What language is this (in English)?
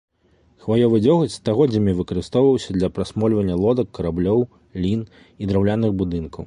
Belarusian